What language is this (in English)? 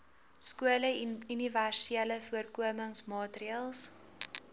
Afrikaans